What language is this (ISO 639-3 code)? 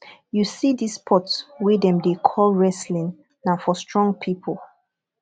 pcm